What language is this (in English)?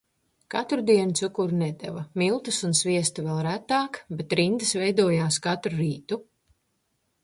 Latvian